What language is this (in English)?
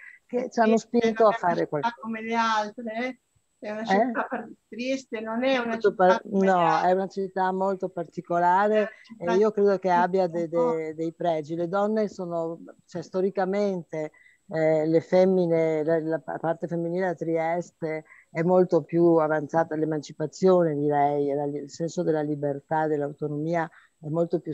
Italian